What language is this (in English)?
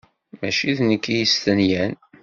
Kabyle